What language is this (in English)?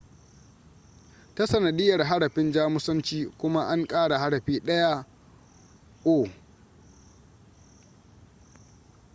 Hausa